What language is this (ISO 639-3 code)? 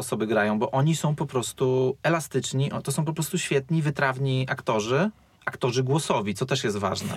pol